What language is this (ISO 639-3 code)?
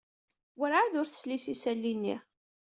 kab